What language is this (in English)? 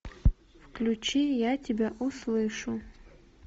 Russian